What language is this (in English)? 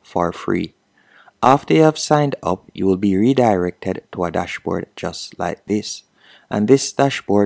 English